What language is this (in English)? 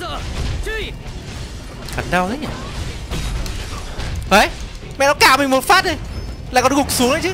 Vietnamese